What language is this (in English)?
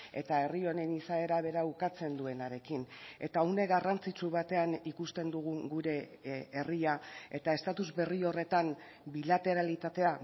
Basque